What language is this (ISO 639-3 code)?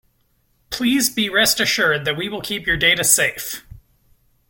eng